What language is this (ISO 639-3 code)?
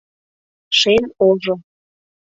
chm